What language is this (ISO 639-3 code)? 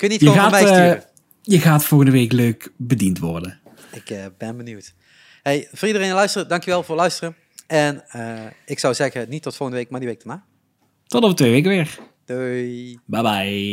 nld